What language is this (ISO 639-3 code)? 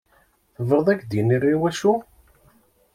kab